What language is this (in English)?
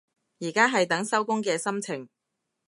Cantonese